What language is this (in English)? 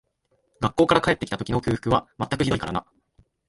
Japanese